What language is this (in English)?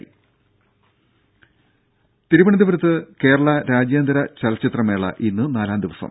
Malayalam